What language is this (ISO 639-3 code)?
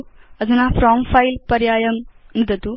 san